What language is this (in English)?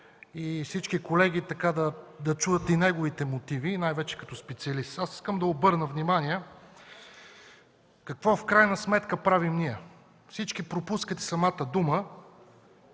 Bulgarian